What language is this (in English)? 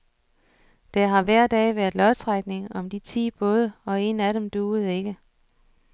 Danish